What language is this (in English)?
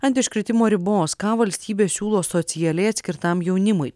Lithuanian